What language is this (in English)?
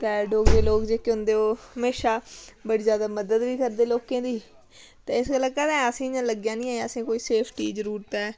Dogri